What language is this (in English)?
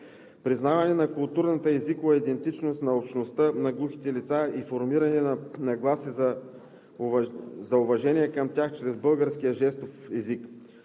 Bulgarian